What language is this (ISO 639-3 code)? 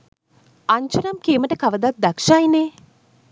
sin